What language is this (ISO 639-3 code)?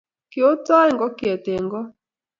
kln